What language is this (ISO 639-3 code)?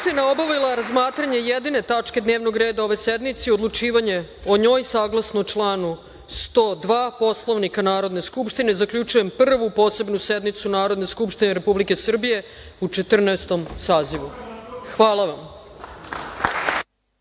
srp